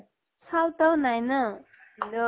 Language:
Assamese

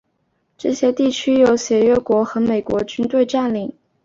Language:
Chinese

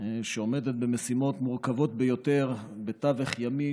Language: Hebrew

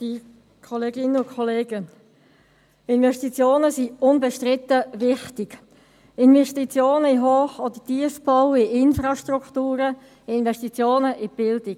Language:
Swiss German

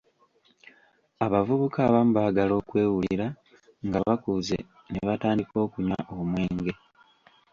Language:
Ganda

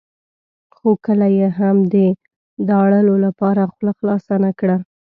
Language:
Pashto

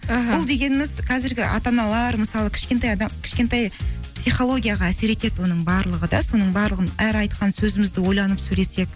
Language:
Kazakh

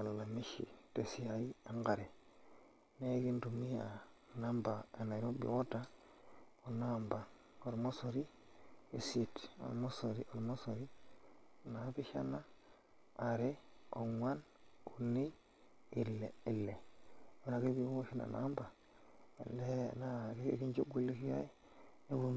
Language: Masai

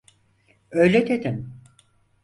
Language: Turkish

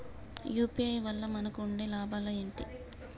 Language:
Telugu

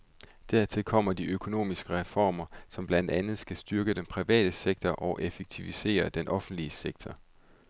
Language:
Danish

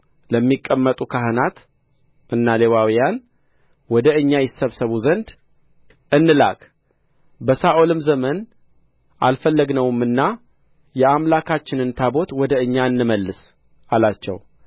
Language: Amharic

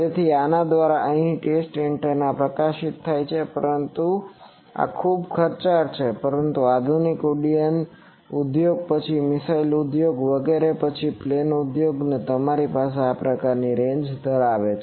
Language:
Gujarati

